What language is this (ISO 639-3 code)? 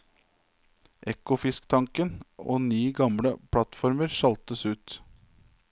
nor